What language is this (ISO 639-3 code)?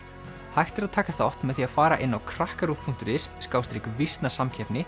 isl